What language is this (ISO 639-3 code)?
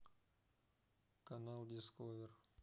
rus